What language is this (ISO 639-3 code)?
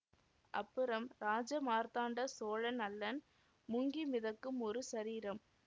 tam